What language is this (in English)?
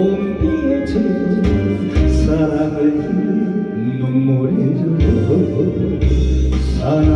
Arabic